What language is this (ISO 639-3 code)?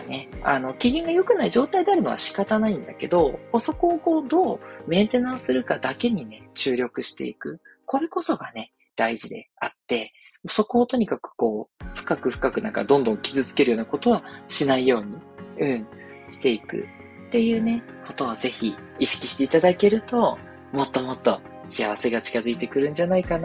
jpn